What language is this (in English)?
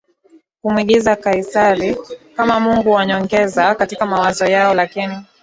Swahili